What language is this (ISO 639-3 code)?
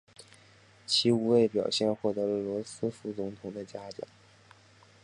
zho